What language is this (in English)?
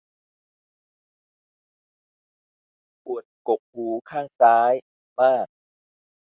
Thai